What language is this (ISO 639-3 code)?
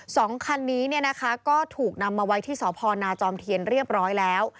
tha